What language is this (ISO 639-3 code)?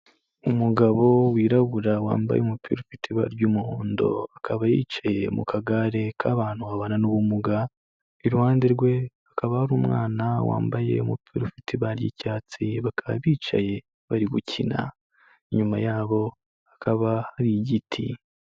kin